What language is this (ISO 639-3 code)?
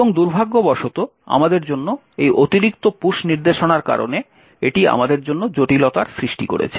ben